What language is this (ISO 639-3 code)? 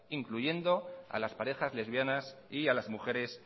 spa